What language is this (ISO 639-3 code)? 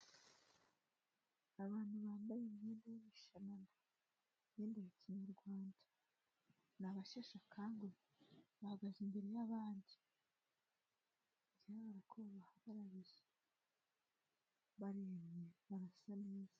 kin